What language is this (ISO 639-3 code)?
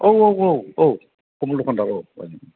brx